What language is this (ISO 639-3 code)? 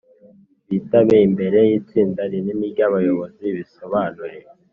kin